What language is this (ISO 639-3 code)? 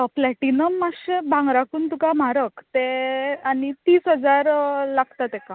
kok